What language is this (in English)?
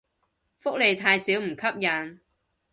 Cantonese